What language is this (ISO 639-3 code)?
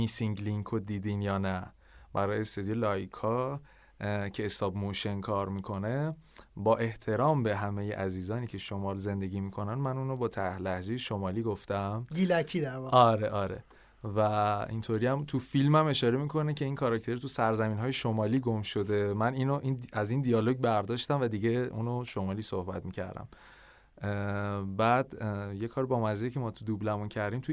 fas